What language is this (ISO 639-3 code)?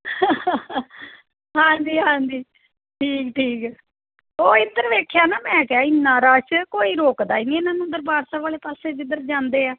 pan